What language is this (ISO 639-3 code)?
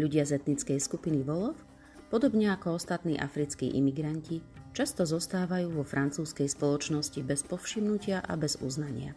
slk